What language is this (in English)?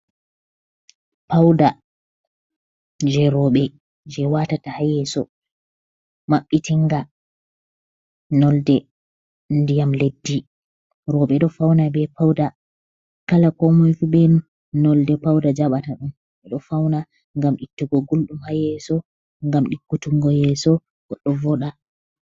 Fula